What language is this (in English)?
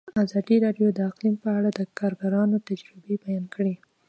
Pashto